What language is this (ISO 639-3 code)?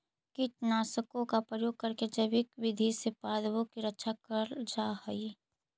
mag